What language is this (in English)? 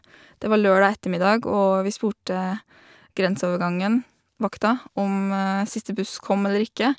Norwegian